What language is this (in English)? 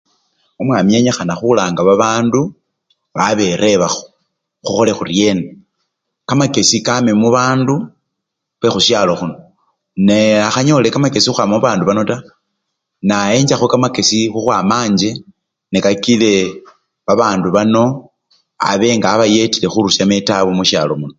Luyia